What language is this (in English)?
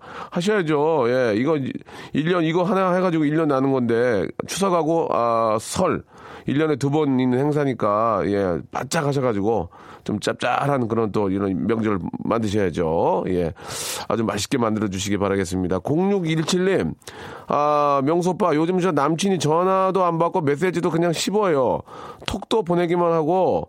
Korean